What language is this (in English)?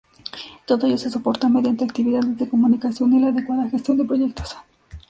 Spanish